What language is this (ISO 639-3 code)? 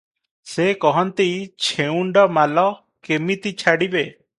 ori